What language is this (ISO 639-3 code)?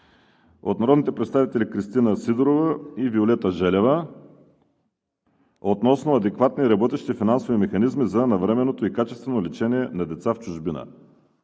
bul